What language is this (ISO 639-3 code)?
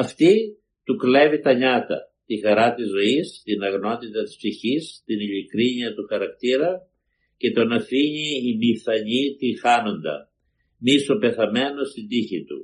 ell